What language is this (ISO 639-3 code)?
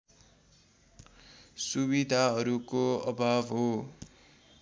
nep